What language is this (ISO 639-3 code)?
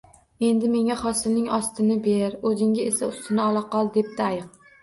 uzb